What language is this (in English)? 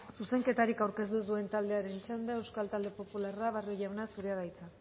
Basque